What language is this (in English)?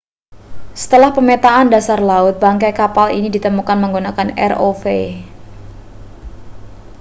Indonesian